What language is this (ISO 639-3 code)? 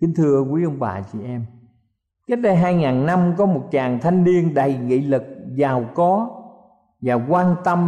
vie